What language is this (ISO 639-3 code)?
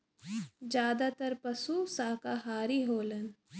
bho